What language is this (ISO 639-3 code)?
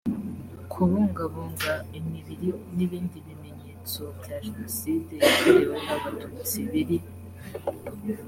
kin